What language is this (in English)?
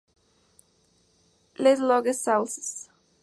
Spanish